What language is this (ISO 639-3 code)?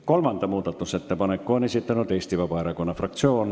est